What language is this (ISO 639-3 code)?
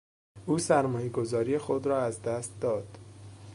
fas